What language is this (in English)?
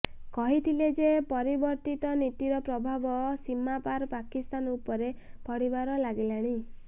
Odia